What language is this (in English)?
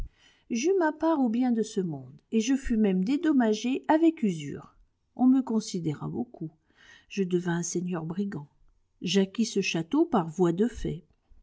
French